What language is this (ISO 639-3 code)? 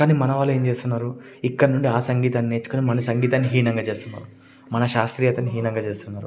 tel